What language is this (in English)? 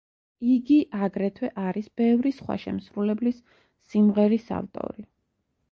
Georgian